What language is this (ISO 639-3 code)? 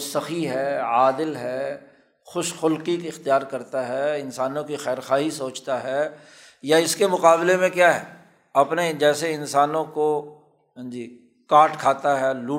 urd